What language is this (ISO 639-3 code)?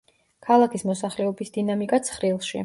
kat